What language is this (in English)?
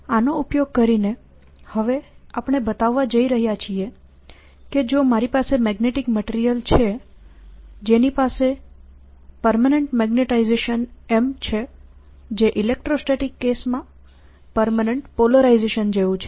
Gujarati